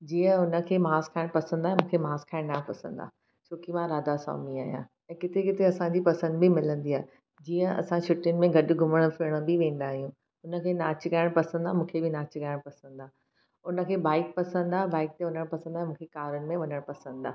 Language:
Sindhi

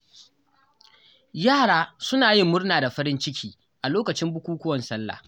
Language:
Hausa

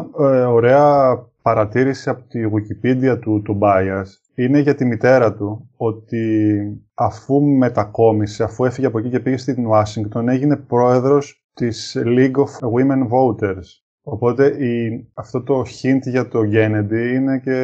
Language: Greek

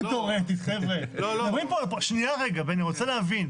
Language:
Hebrew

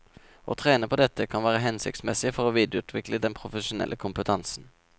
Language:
Norwegian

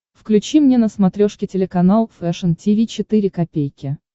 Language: Russian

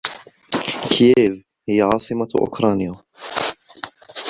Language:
Arabic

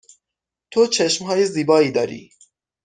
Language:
Persian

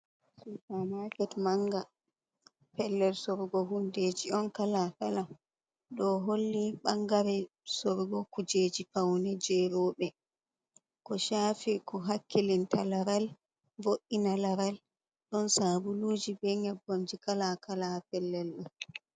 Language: Fula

